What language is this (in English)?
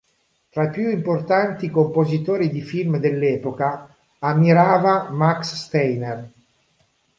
Italian